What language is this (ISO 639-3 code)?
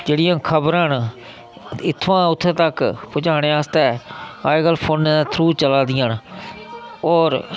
doi